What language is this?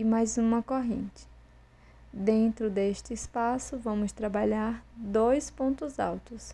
Portuguese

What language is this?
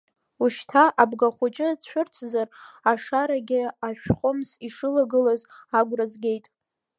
Abkhazian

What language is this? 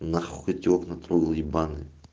Russian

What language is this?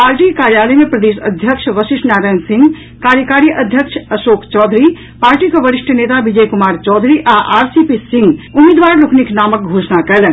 Maithili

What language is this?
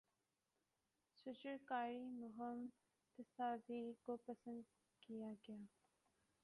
Urdu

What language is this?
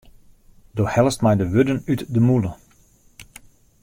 Western Frisian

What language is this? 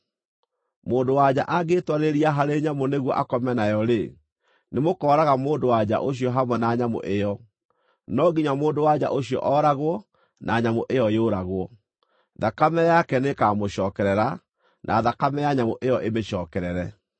Kikuyu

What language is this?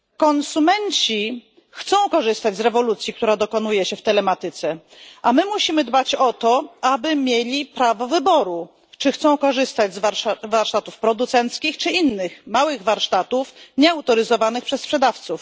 Polish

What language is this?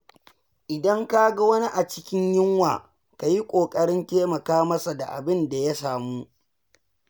Hausa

